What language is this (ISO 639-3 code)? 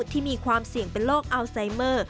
tha